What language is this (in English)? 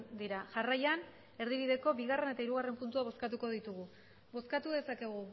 Basque